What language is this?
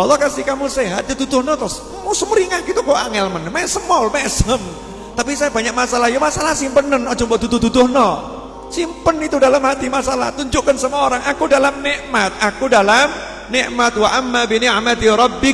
Indonesian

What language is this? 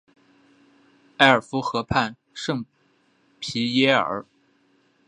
Chinese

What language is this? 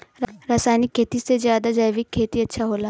Bhojpuri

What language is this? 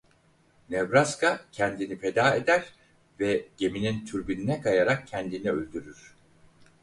Turkish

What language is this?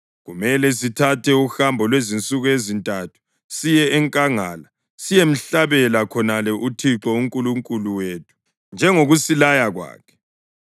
North Ndebele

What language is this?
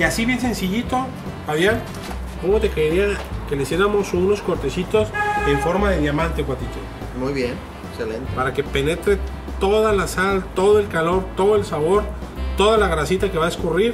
Spanish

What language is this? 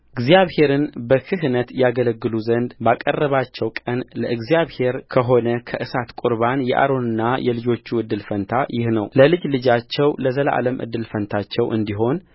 Amharic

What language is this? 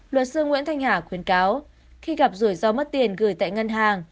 Vietnamese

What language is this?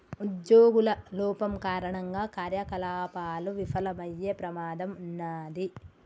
Telugu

